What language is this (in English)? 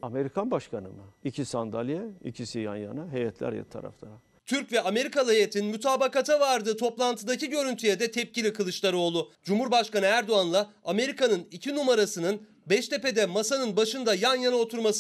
Turkish